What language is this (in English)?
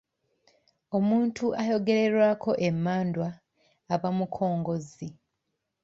Ganda